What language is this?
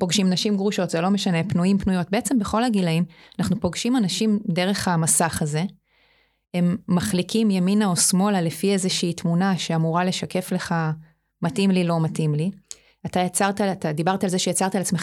Hebrew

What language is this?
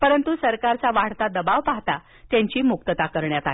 Marathi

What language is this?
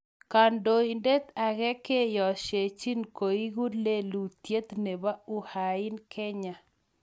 Kalenjin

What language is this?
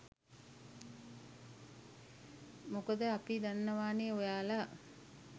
Sinhala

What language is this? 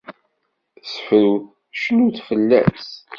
Kabyle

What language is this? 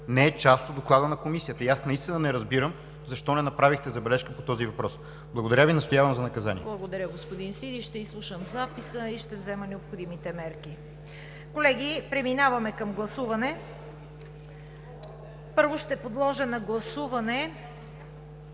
Bulgarian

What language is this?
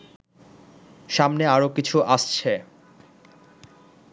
Bangla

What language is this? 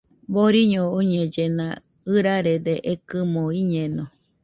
Nüpode Huitoto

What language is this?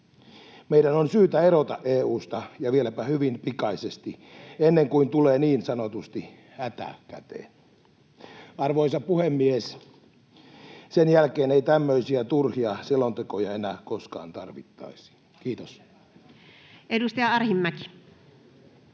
Finnish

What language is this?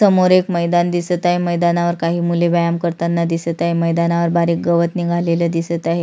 Marathi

